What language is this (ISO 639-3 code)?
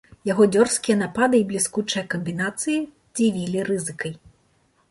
bel